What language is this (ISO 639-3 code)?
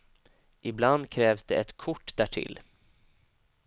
swe